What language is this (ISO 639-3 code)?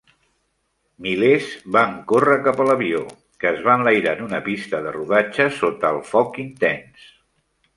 cat